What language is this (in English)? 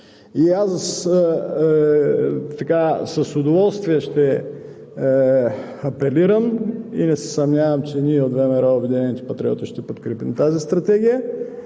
Bulgarian